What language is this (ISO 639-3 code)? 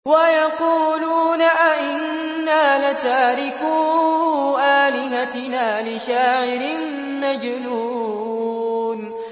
ara